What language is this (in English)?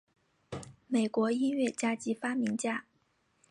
Chinese